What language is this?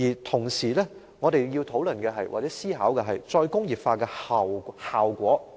Cantonese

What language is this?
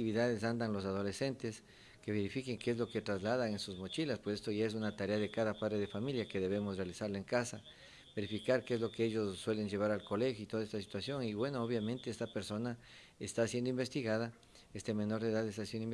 Spanish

